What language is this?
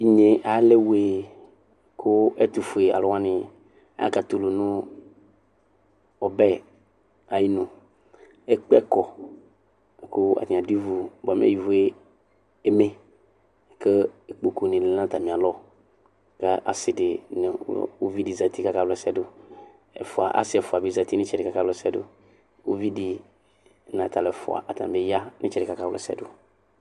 Ikposo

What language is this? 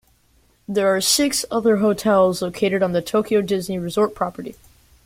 English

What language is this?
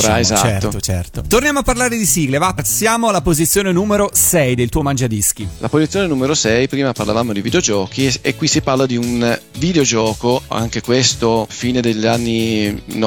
Italian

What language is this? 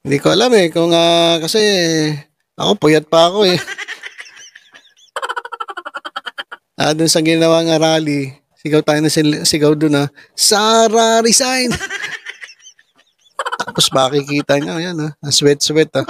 Filipino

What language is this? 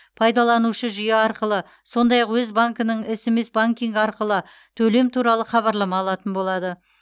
Kazakh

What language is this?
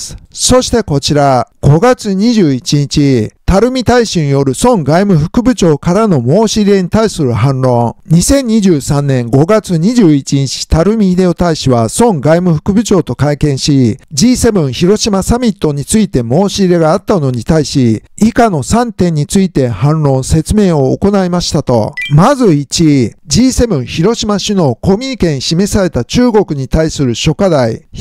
Japanese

